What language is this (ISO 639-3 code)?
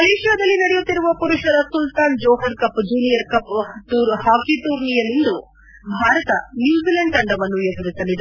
kan